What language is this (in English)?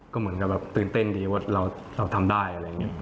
Thai